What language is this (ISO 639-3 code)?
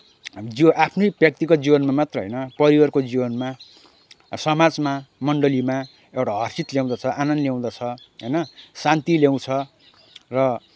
nep